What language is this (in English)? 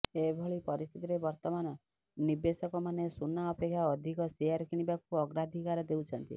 Odia